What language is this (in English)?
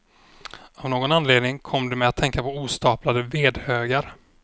Swedish